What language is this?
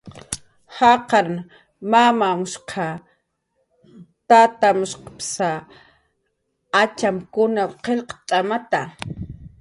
Jaqaru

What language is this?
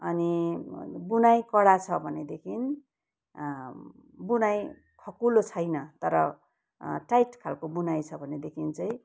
Nepali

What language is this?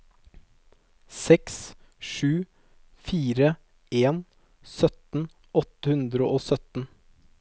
Norwegian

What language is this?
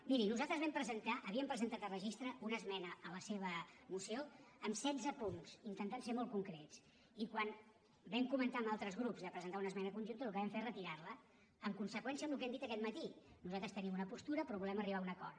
Catalan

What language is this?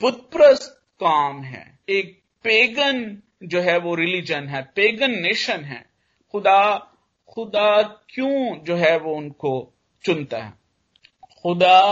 Hindi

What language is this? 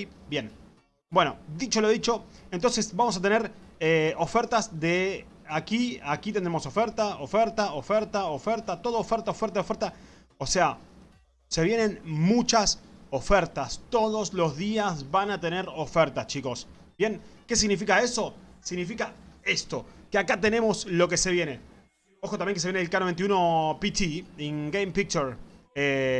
Spanish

